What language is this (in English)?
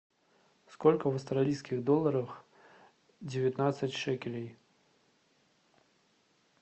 Russian